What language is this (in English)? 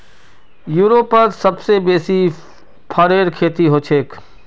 Magahi